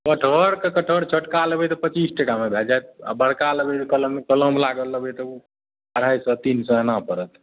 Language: Maithili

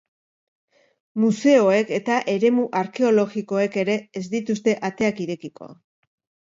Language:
Basque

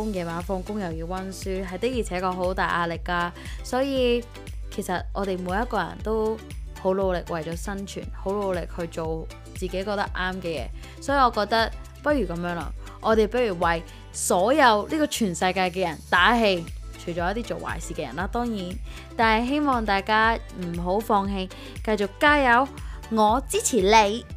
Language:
Chinese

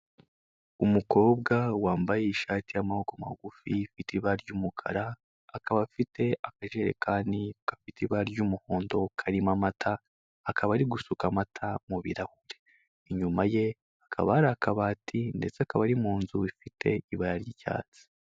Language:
Kinyarwanda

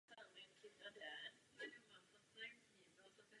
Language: Czech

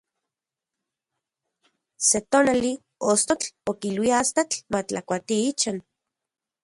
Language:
Central Puebla Nahuatl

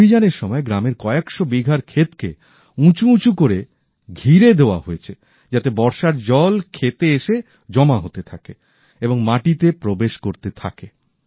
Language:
Bangla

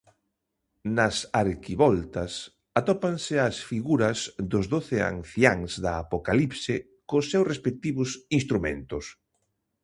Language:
Galician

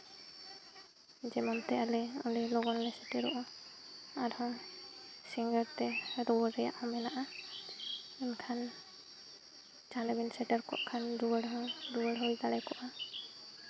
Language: Santali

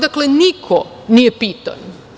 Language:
Serbian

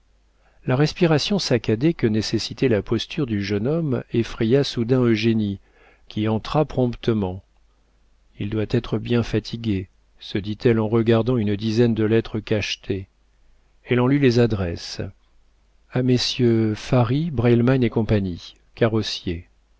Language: French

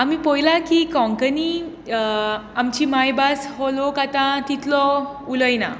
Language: Konkani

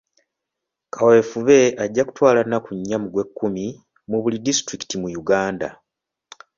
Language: Ganda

